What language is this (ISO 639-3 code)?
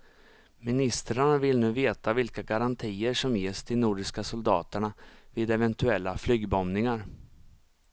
swe